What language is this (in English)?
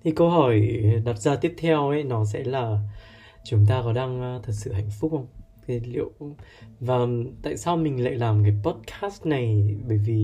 Vietnamese